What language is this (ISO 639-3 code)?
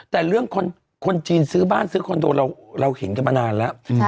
tha